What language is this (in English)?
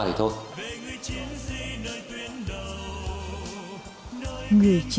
Vietnamese